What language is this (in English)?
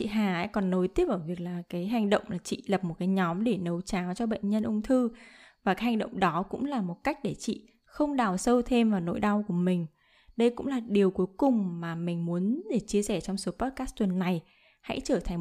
Vietnamese